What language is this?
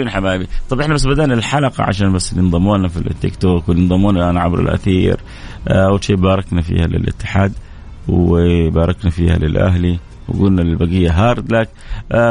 Arabic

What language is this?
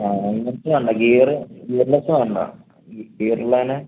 Malayalam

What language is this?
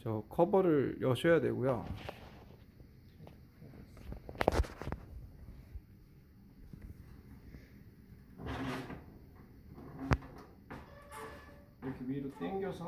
Korean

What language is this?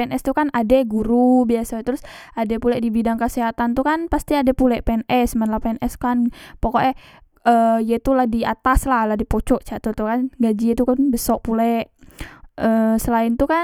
Musi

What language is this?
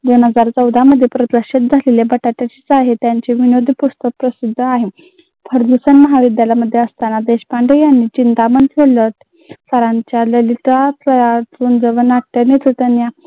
Marathi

